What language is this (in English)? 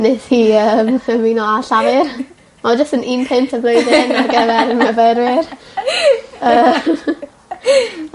Welsh